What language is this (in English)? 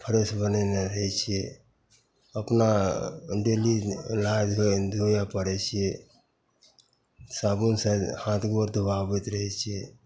Maithili